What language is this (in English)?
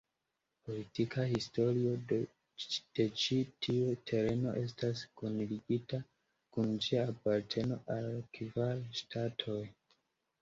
Esperanto